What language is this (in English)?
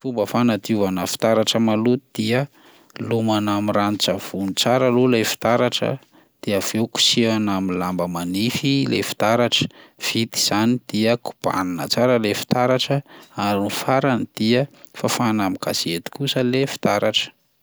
Malagasy